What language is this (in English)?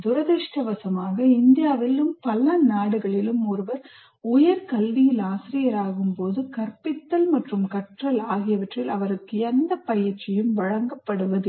Tamil